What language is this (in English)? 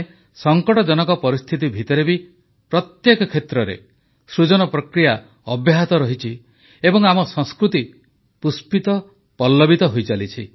Odia